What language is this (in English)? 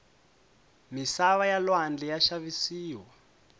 Tsonga